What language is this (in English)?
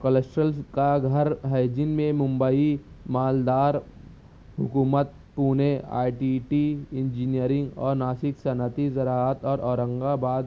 Urdu